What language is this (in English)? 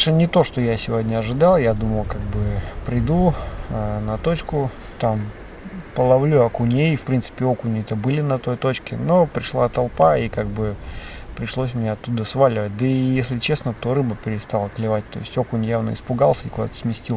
Russian